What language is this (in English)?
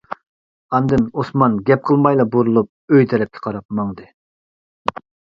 Uyghur